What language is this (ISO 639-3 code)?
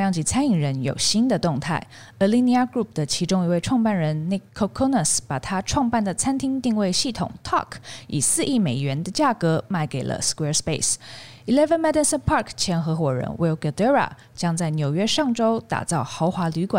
zho